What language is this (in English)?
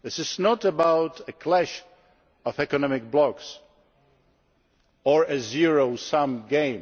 English